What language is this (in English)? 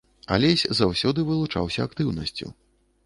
Belarusian